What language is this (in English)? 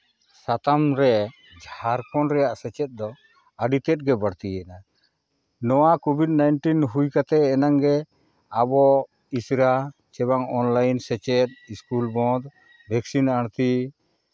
Santali